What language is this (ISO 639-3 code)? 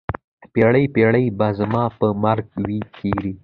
pus